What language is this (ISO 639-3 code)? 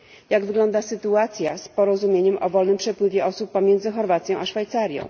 pol